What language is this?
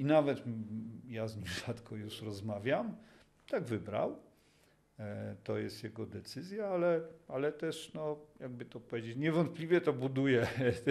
Polish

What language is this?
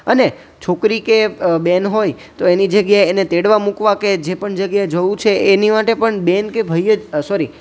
Gujarati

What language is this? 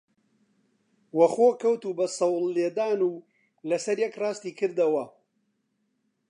Central Kurdish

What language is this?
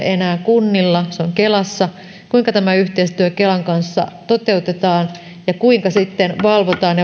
Finnish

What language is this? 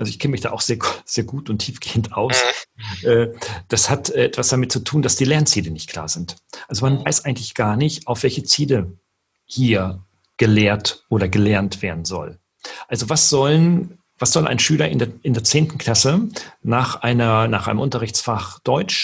German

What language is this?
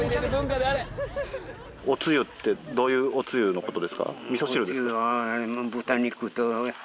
Japanese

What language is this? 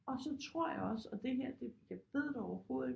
Danish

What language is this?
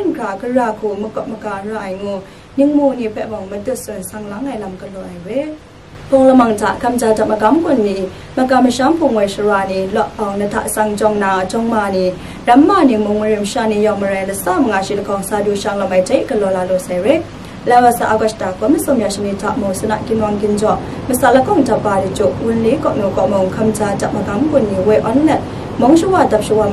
Vietnamese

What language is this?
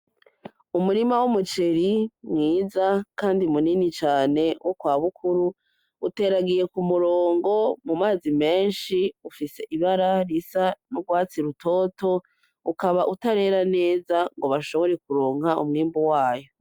Rundi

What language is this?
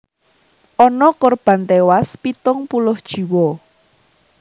Javanese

